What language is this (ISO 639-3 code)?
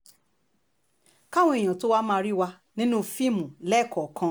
yor